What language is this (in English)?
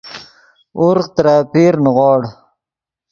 Yidgha